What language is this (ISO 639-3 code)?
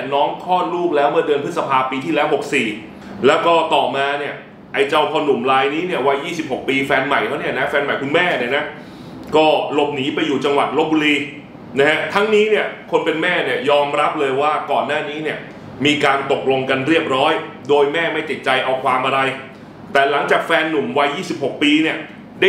tha